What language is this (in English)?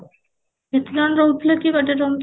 Odia